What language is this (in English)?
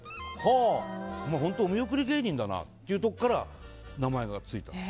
Japanese